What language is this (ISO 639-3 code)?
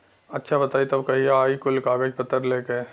bho